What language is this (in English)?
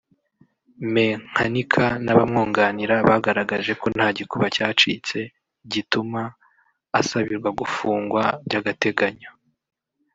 Kinyarwanda